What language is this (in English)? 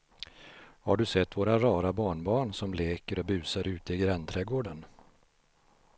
Swedish